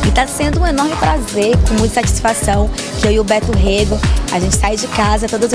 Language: Portuguese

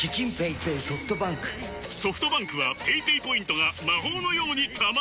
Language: Japanese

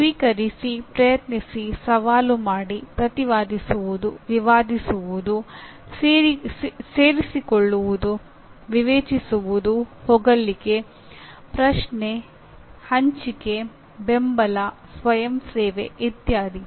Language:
Kannada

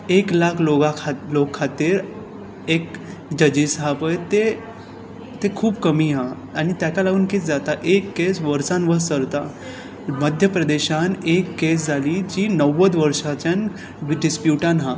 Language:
Konkani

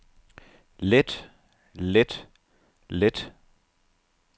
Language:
Danish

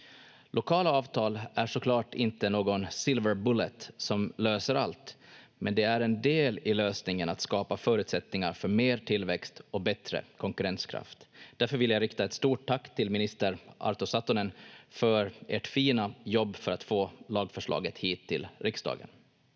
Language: Finnish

